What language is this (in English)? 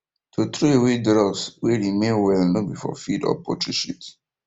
Nigerian Pidgin